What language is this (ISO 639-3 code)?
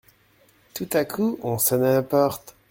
fra